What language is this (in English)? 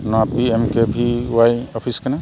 Santali